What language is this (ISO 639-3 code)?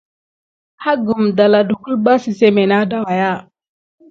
gid